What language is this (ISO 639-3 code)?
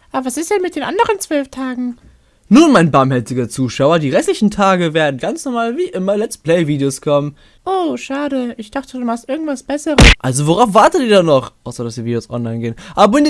deu